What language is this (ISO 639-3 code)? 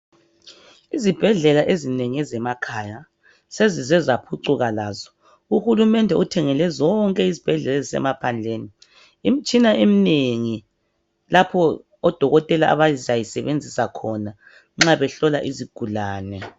nde